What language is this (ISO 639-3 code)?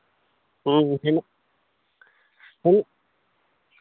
sat